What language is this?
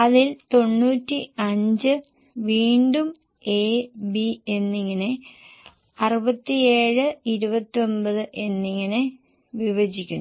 Malayalam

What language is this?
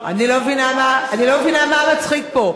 Hebrew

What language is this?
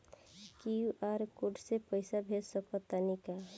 Bhojpuri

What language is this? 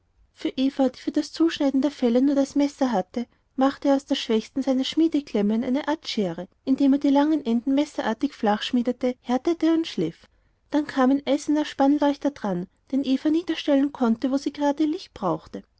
German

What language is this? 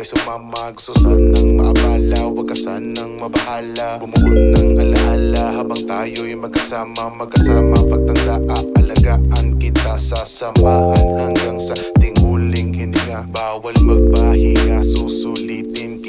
Filipino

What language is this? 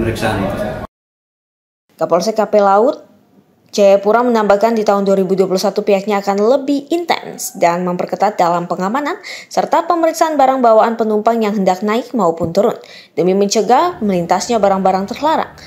Indonesian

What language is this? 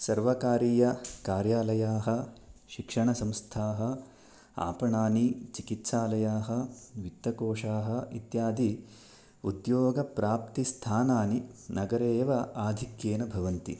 Sanskrit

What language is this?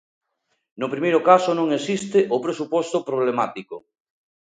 Galician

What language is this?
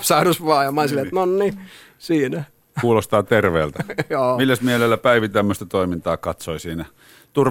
Finnish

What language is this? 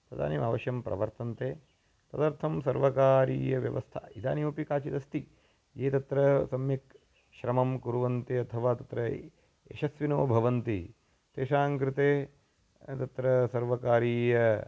Sanskrit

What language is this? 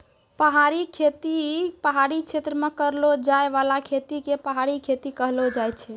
Maithili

